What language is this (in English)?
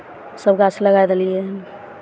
Maithili